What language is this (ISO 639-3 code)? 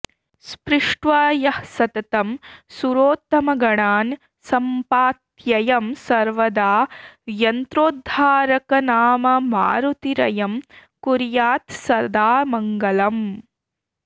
san